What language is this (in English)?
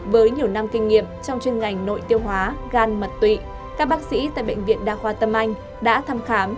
Vietnamese